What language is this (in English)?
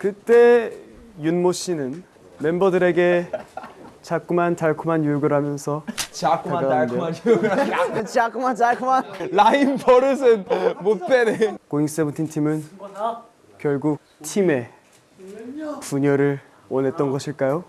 Korean